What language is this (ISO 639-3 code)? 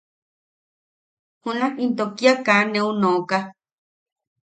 yaq